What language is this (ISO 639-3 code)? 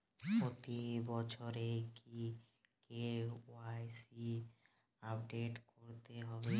ben